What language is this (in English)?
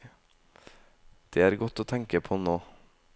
Norwegian